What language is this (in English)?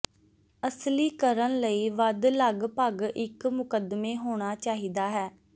Punjabi